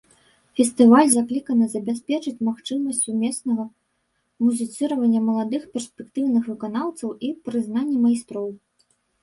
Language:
Belarusian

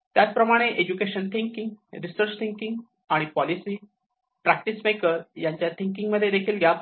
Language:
Marathi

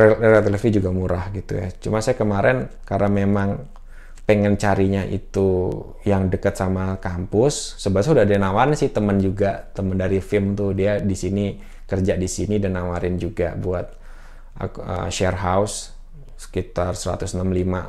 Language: Indonesian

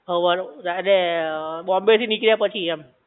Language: Gujarati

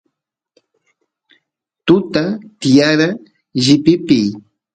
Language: Santiago del Estero Quichua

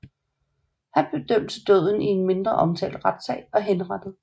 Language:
Danish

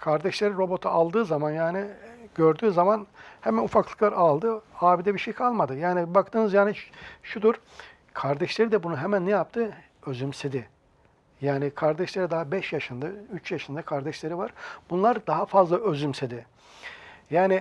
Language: Turkish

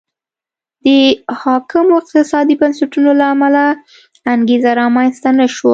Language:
Pashto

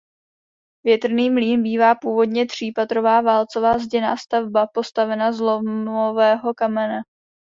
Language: Czech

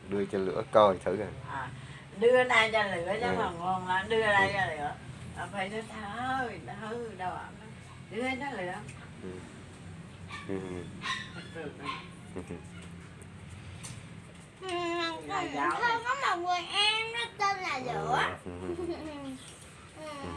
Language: Vietnamese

